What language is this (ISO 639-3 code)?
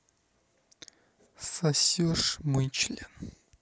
rus